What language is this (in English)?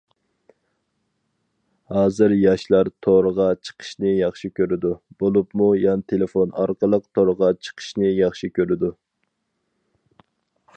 Uyghur